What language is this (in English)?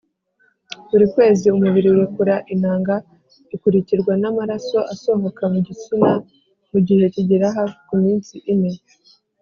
Kinyarwanda